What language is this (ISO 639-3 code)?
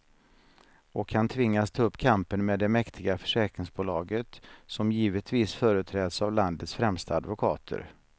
swe